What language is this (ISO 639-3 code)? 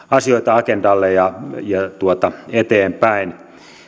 fin